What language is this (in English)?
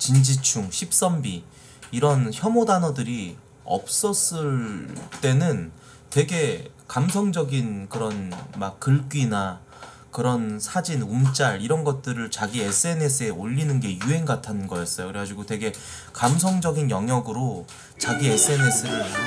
Korean